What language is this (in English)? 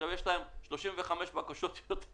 Hebrew